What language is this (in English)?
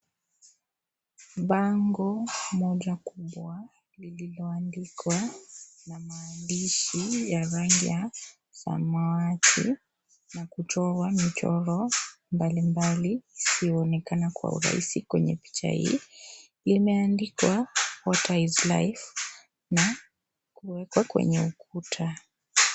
Swahili